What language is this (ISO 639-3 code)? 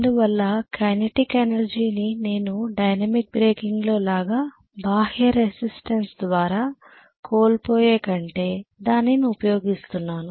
tel